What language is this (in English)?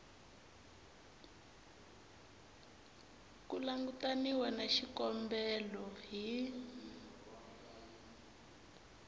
Tsonga